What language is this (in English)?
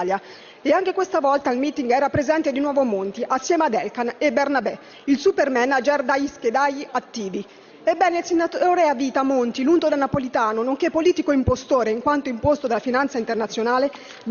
Italian